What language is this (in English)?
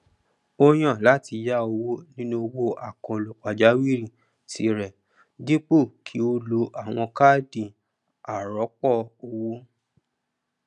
Yoruba